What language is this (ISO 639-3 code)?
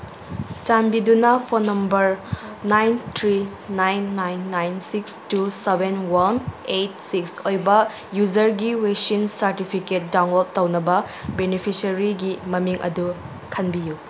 mni